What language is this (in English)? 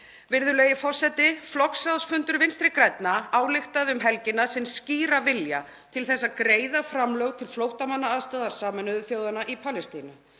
Icelandic